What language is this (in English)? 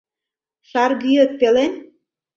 Mari